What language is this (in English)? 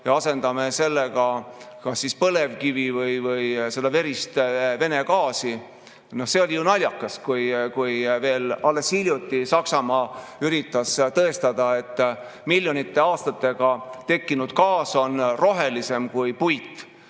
Estonian